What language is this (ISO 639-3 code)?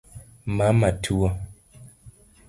luo